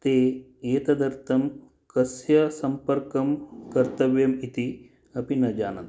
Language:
Sanskrit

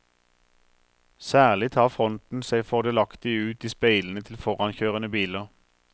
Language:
Norwegian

